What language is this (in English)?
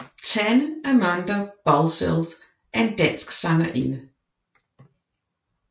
Danish